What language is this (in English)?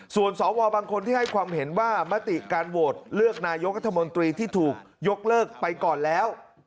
Thai